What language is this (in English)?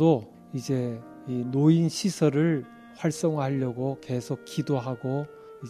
Korean